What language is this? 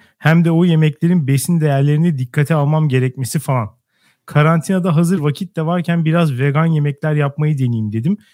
Turkish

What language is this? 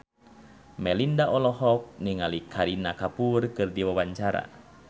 Sundanese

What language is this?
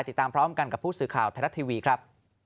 Thai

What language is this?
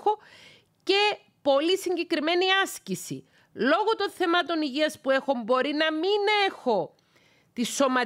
Greek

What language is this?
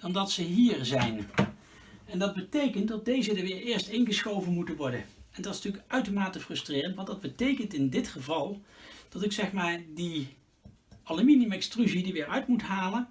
Dutch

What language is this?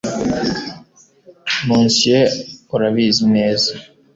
Kinyarwanda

